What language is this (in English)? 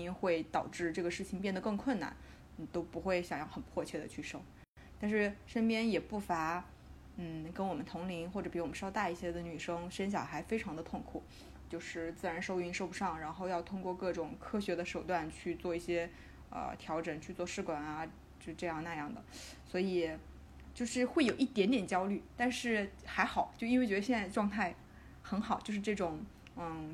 Chinese